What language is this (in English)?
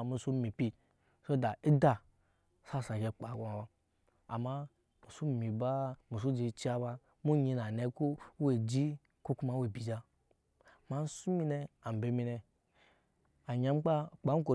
Nyankpa